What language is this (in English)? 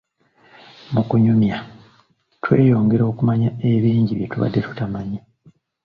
Ganda